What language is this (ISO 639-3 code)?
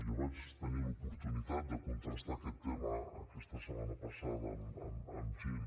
cat